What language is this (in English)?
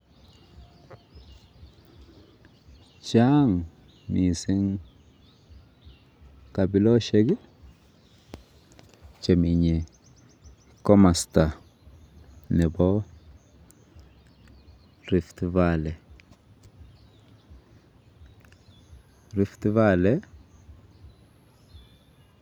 Kalenjin